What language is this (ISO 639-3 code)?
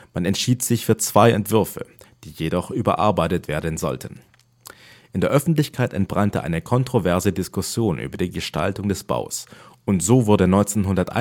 deu